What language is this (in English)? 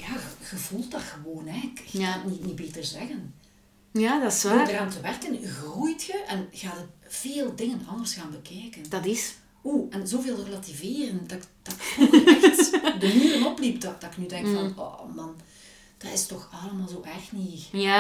Dutch